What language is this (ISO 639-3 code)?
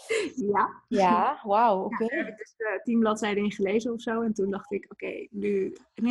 nld